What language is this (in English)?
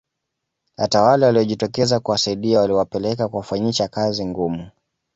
Swahili